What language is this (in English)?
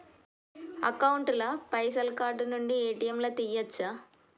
Telugu